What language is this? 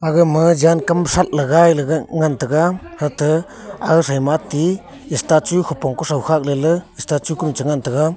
Wancho Naga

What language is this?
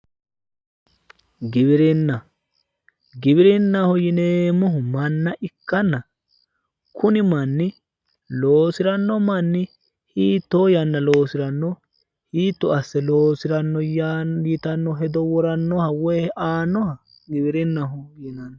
Sidamo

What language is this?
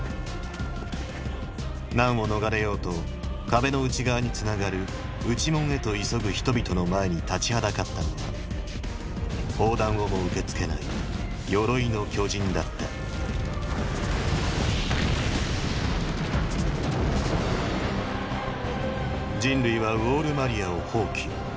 Japanese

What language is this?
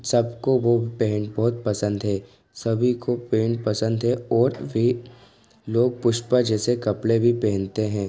Hindi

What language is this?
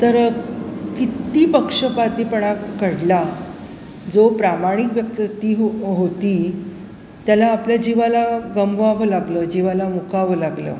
Marathi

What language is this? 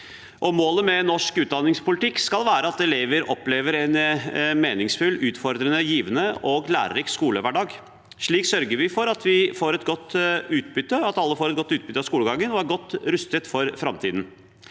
Norwegian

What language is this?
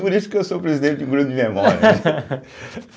Portuguese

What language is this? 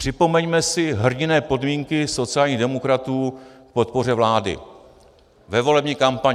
Czech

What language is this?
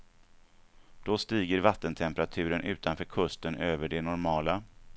Swedish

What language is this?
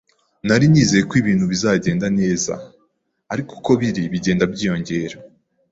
Kinyarwanda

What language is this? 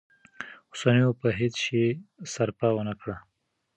Pashto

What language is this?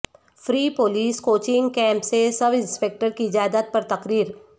Urdu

